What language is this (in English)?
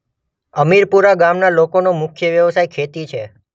Gujarati